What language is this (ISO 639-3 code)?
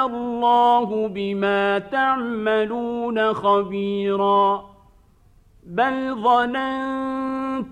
ara